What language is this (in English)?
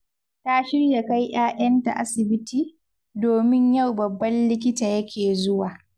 Hausa